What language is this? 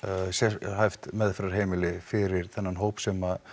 Icelandic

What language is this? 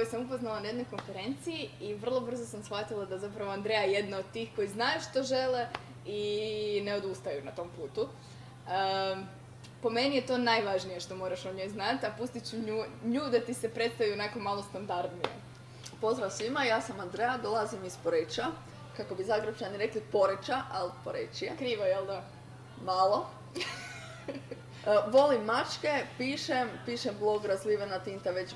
Croatian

